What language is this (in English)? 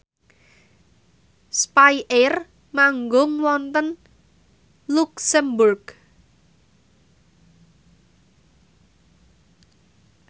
Javanese